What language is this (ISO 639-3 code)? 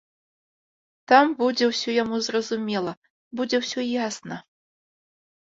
bel